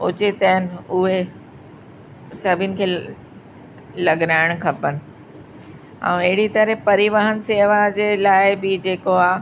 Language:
Sindhi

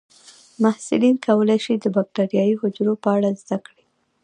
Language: Pashto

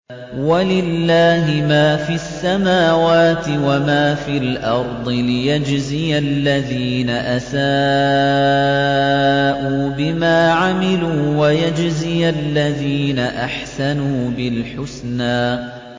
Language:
Arabic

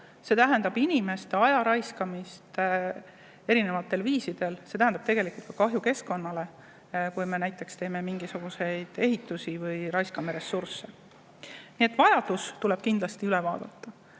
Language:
Estonian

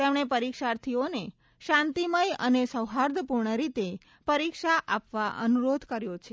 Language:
Gujarati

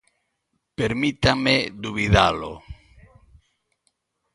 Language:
Galician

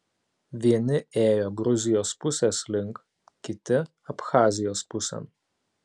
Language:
Lithuanian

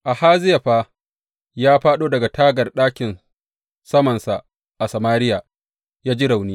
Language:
Hausa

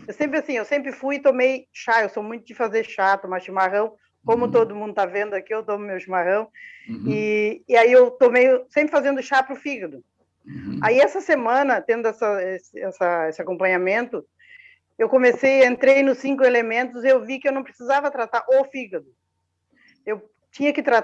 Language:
Portuguese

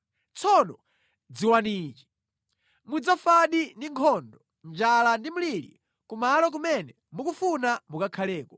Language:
Nyanja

